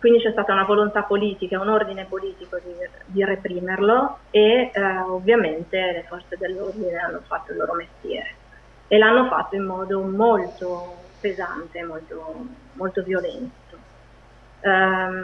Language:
Italian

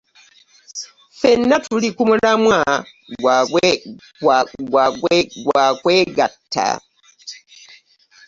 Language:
Ganda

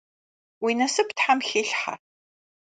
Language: Kabardian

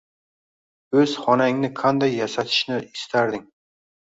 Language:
Uzbek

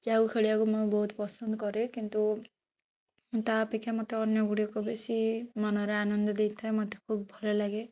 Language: Odia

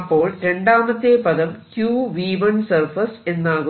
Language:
Malayalam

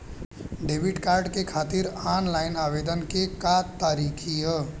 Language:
Bhojpuri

